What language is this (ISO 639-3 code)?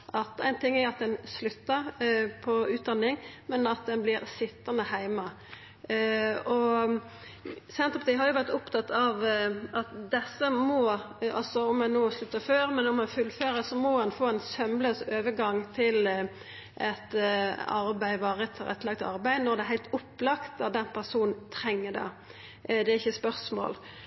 nno